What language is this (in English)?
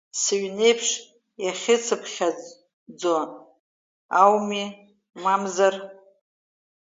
Abkhazian